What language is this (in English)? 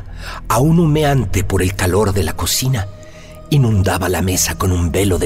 Spanish